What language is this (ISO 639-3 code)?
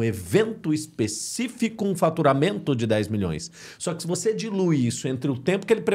por